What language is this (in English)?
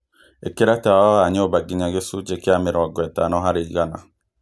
Kikuyu